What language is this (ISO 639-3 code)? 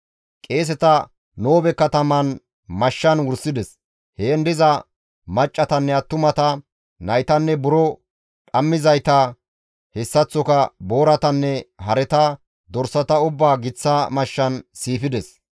gmv